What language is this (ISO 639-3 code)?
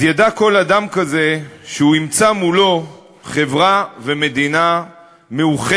heb